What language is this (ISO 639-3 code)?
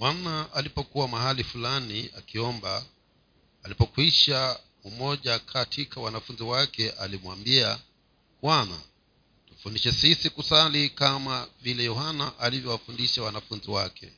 swa